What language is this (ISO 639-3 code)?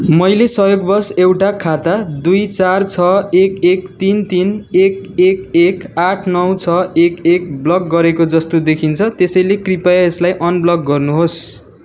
nep